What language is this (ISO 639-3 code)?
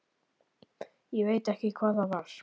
isl